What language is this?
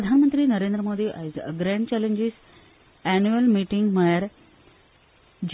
Konkani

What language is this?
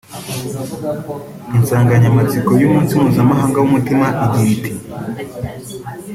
Kinyarwanda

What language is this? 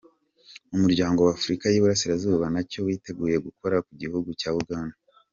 Kinyarwanda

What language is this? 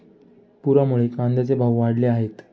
Marathi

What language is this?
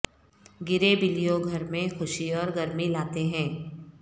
Urdu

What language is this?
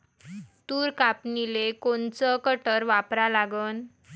Marathi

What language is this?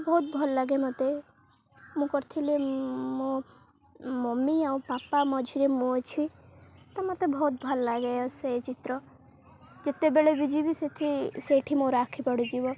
Odia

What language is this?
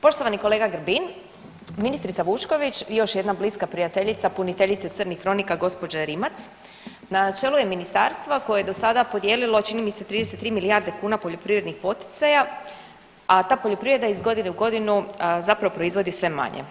Croatian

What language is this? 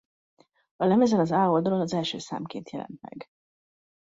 Hungarian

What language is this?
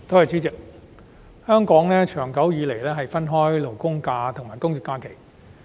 Cantonese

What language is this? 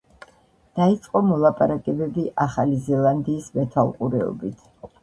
Georgian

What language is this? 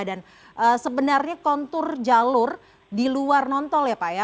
Indonesian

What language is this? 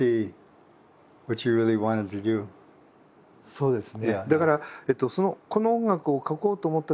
Japanese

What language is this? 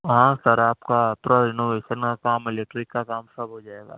Urdu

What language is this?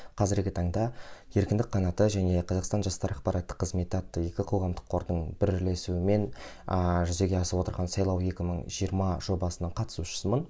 Kazakh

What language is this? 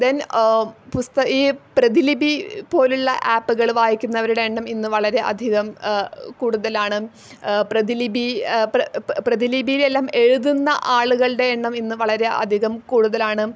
Malayalam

